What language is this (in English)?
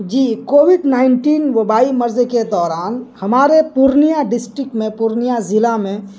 Urdu